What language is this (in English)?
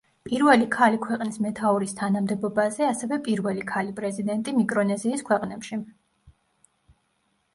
Georgian